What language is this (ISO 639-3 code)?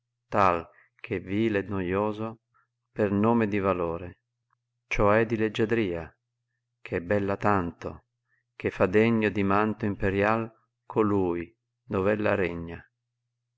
ita